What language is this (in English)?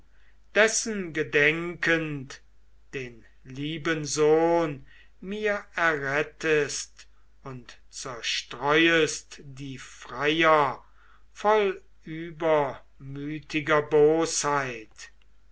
German